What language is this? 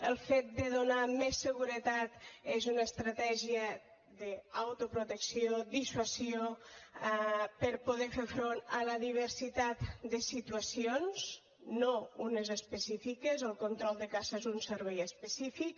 Catalan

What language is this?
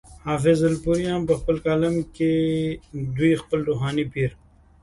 Pashto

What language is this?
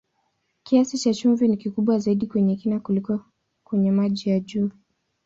Swahili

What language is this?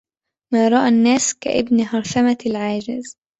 Arabic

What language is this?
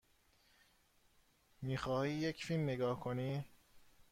Persian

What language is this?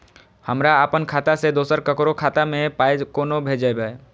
Maithili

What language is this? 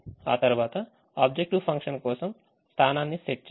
Telugu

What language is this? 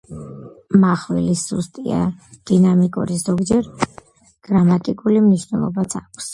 Georgian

